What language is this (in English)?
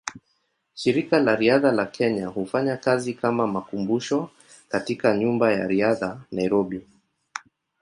Swahili